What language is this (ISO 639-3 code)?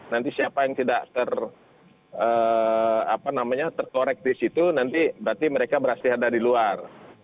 ind